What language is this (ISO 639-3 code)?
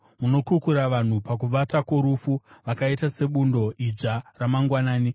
sna